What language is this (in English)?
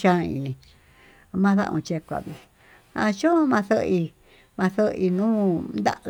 Tututepec Mixtec